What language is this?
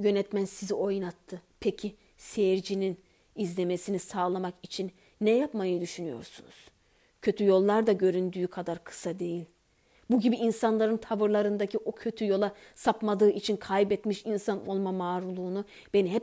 Turkish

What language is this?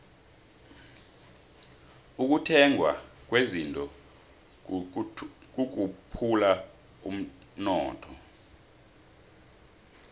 South Ndebele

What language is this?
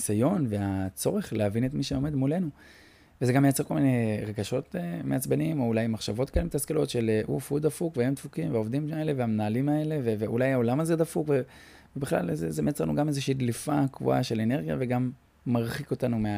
Hebrew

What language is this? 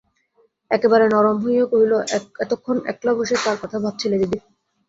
Bangla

